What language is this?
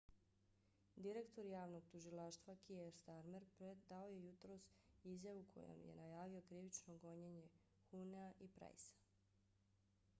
Bosnian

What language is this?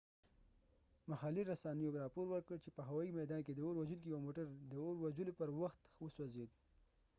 Pashto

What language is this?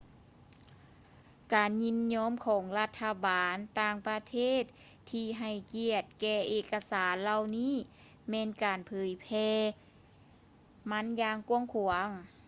Lao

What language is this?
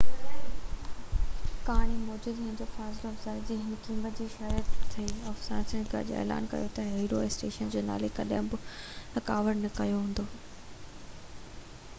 Sindhi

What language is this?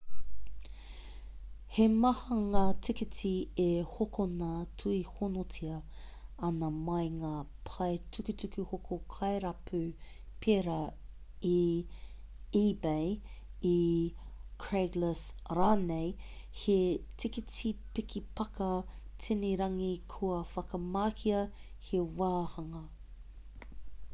Māori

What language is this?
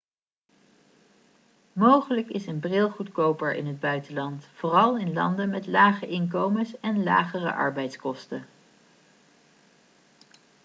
Dutch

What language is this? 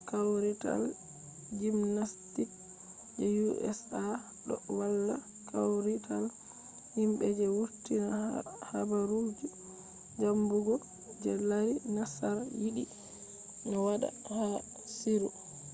Fula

